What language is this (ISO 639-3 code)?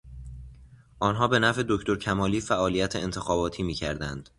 fas